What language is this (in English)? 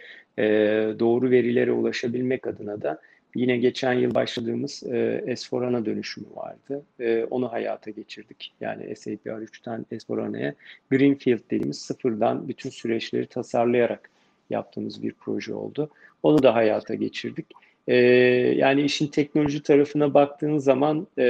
Turkish